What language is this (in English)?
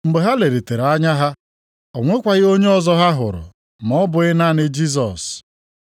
Igbo